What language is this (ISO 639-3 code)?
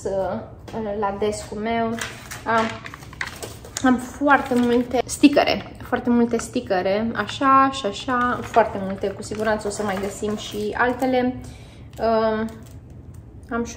ron